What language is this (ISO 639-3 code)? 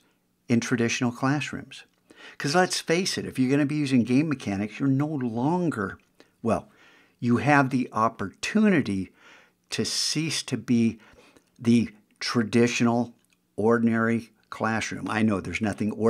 eng